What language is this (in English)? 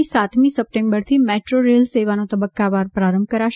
Gujarati